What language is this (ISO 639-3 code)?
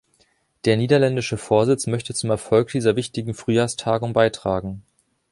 deu